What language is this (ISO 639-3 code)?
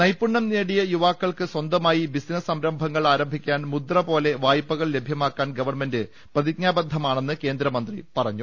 mal